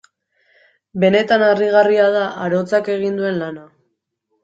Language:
Basque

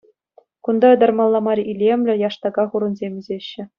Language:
Chuvash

